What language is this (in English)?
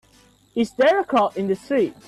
English